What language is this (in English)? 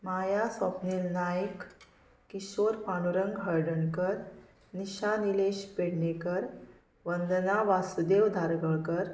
Konkani